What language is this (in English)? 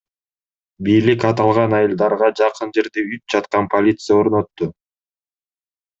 Kyrgyz